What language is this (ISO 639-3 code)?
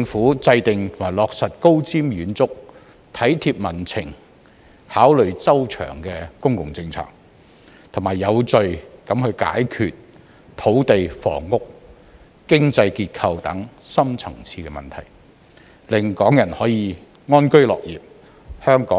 yue